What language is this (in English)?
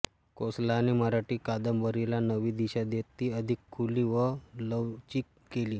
Marathi